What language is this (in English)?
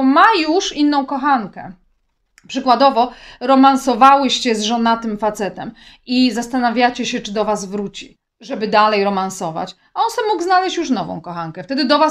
Polish